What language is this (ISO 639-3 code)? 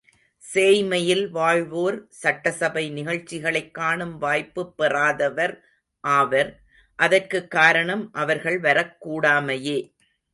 tam